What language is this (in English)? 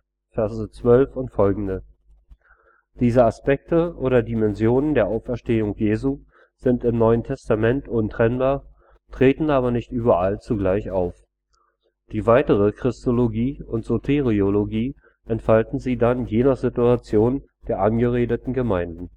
German